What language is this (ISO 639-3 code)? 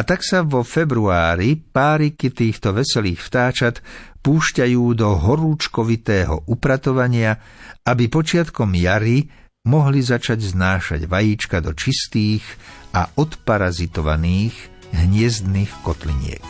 slk